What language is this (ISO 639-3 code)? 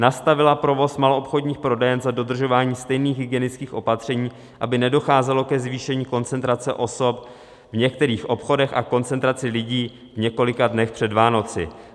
ces